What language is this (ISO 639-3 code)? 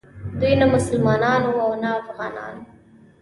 pus